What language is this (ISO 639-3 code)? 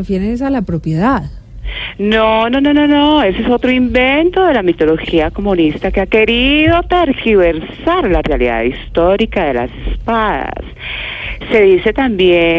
spa